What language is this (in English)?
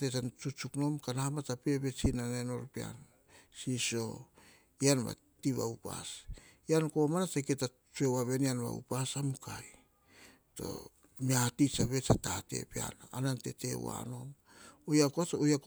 Hahon